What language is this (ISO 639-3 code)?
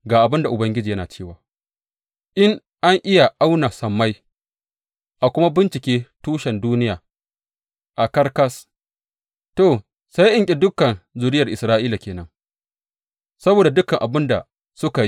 hau